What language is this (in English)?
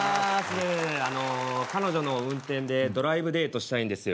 Japanese